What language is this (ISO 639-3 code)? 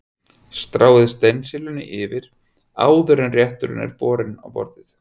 isl